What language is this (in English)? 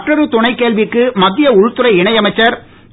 Tamil